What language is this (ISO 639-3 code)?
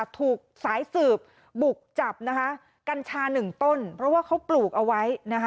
tha